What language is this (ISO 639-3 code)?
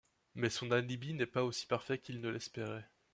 fra